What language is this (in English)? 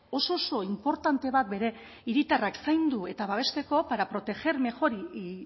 Basque